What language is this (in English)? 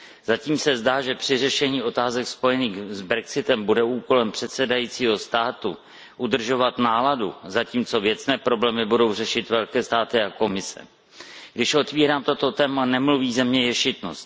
Czech